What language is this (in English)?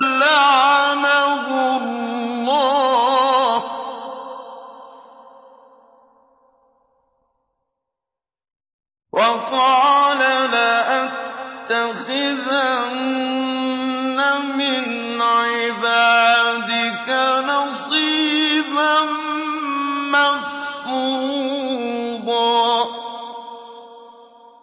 Arabic